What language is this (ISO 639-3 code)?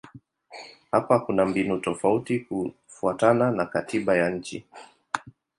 swa